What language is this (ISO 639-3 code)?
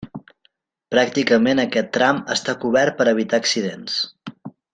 cat